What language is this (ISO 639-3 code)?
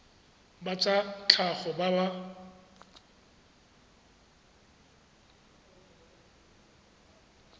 tsn